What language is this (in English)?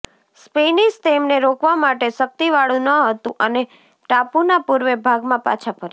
Gujarati